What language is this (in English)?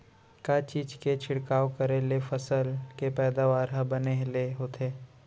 Chhattisgarhi